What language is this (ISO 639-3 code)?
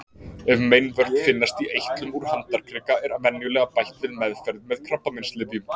isl